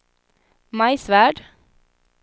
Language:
Swedish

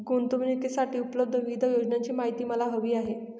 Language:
Marathi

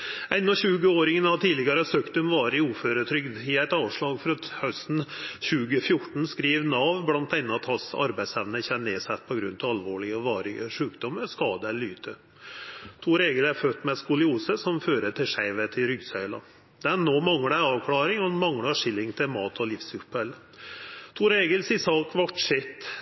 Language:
Norwegian Nynorsk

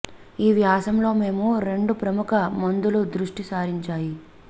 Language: Telugu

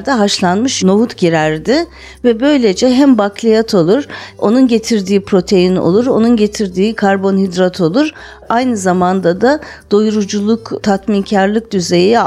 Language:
Turkish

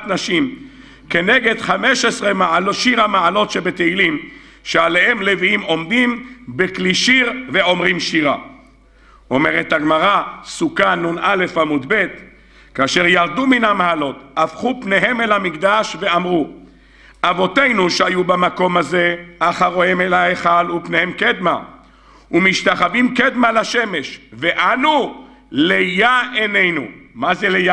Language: Hebrew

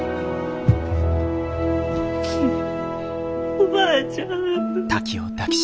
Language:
Japanese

